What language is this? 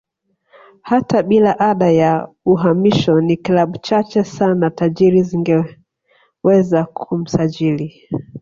Swahili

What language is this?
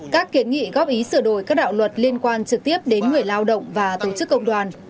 Vietnamese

